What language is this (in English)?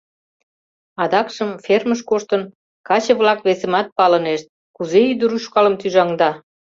Mari